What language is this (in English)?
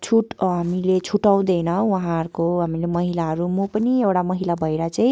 Nepali